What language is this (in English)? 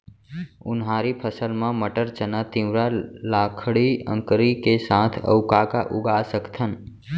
Chhattisgarhi